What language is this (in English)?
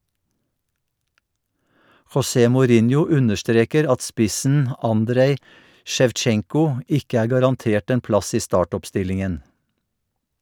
Norwegian